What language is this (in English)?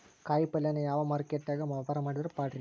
Kannada